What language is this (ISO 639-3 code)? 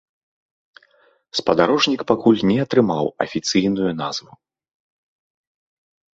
bel